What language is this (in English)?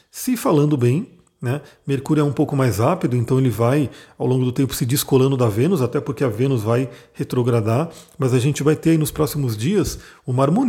Portuguese